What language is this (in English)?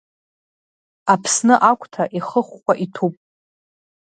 Abkhazian